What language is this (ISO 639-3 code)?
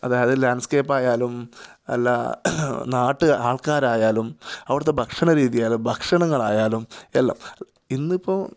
mal